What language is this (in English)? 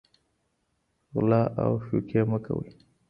Pashto